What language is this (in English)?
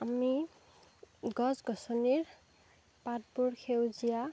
Assamese